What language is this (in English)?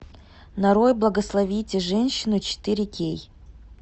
Russian